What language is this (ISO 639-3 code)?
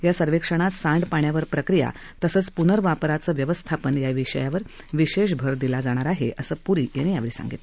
mar